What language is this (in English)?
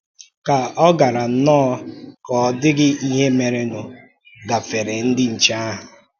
Igbo